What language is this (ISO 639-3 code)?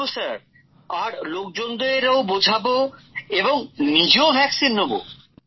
ben